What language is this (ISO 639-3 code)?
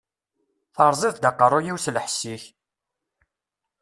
kab